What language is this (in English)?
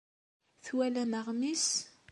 Kabyle